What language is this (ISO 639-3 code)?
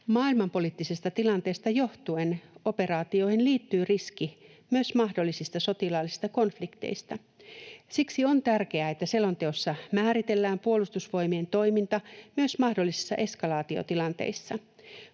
fin